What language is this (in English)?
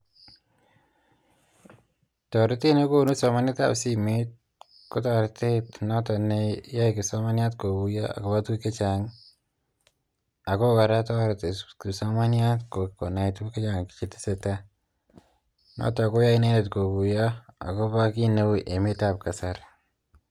Kalenjin